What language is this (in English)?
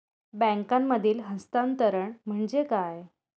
Marathi